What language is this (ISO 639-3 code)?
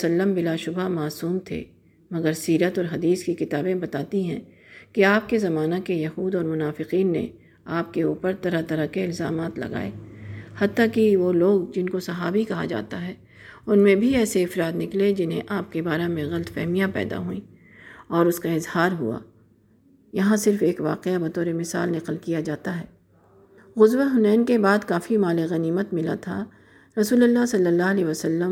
urd